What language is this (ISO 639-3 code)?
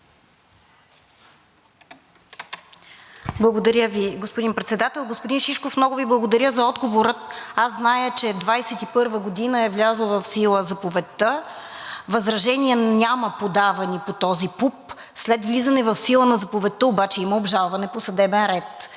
bul